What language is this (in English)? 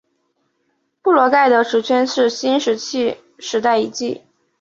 Chinese